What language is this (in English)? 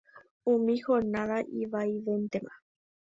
Guarani